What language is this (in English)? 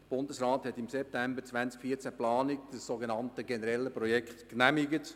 Swiss German